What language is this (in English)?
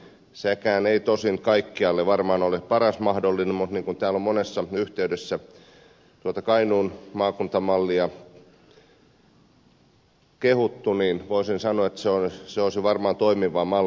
Finnish